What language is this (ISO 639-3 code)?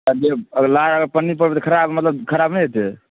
mai